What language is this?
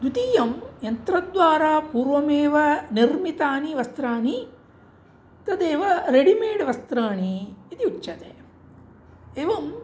Sanskrit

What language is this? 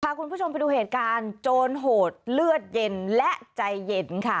Thai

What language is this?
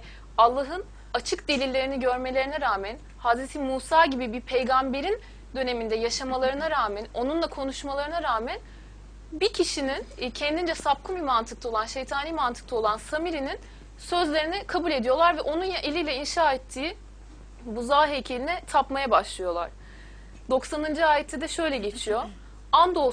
Turkish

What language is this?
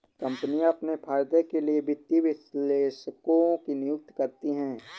Hindi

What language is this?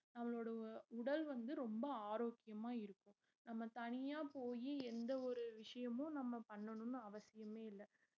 Tamil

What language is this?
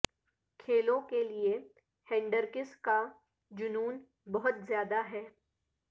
Urdu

